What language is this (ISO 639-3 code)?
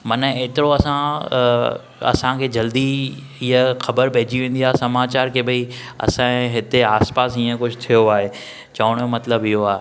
snd